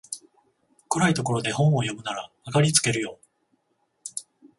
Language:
Japanese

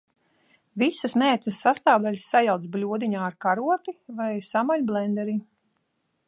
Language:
Latvian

